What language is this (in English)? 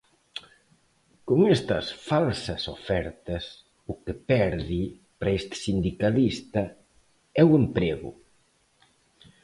Galician